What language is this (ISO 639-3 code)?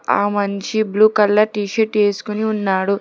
tel